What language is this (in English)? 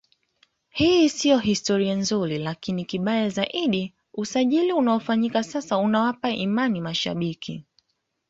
Swahili